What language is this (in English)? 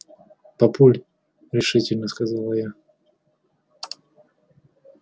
Russian